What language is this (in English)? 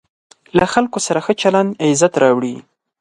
Pashto